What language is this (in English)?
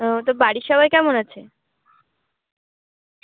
Bangla